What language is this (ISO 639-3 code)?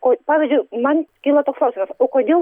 lit